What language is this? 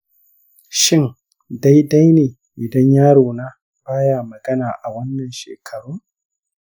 Hausa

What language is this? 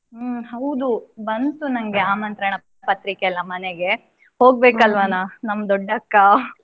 Kannada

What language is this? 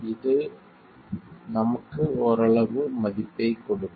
Tamil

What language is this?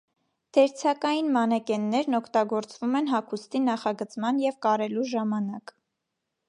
Armenian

